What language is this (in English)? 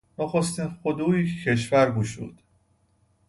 Persian